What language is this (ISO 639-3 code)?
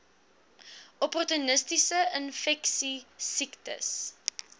afr